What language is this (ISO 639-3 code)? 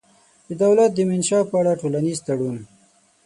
pus